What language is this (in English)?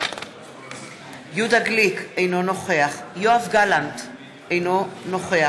Hebrew